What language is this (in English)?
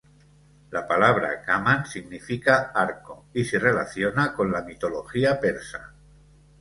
Spanish